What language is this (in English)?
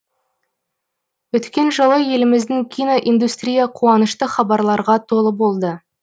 Kazakh